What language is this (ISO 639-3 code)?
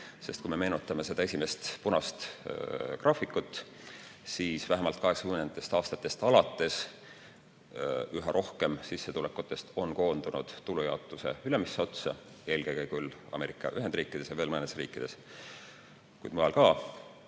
est